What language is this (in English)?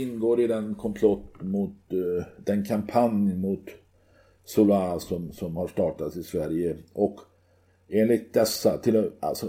Swedish